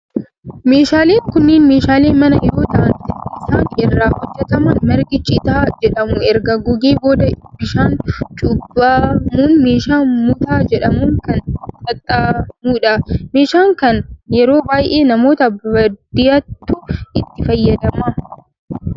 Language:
Oromo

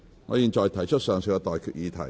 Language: Cantonese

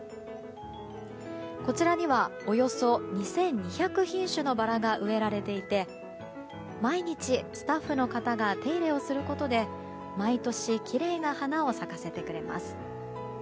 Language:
Japanese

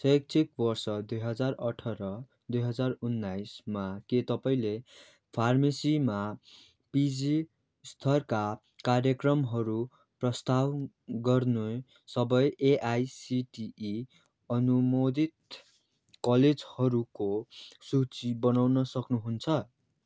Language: Nepali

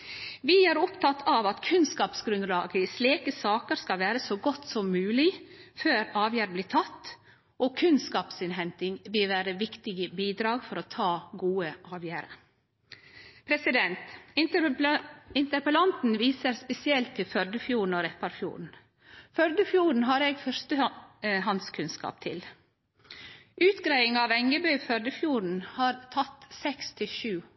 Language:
Norwegian Nynorsk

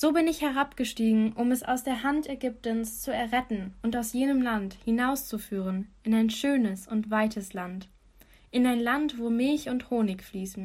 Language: German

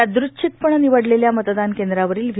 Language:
Marathi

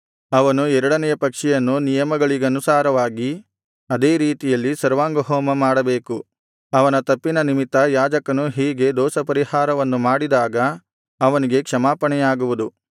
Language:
Kannada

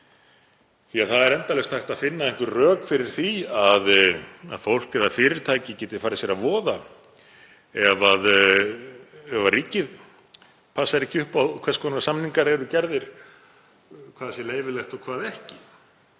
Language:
Icelandic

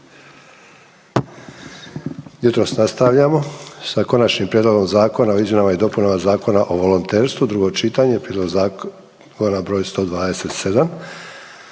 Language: Croatian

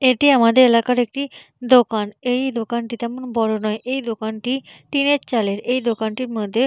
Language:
Bangla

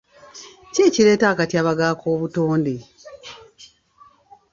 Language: Ganda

